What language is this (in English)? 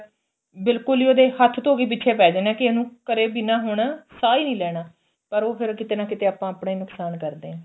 Punjabi